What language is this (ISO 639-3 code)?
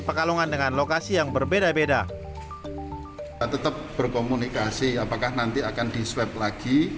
ind